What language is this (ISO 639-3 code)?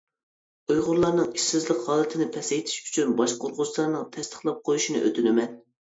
uig